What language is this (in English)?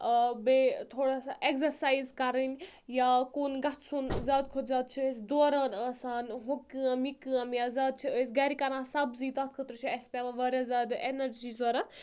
Kashmiri